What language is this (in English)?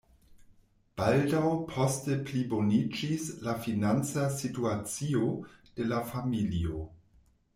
Esperanto